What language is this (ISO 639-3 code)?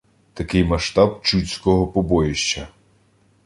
ukr